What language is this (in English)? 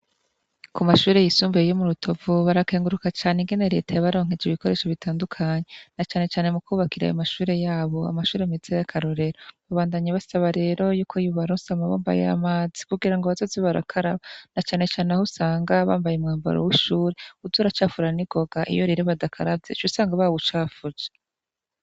Rundi